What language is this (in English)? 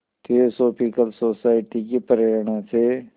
Hindi